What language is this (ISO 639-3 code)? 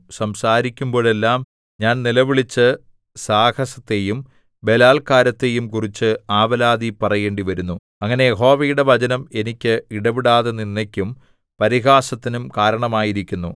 mal